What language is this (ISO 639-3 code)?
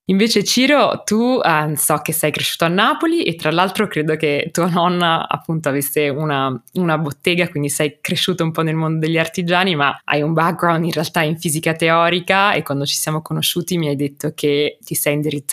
ita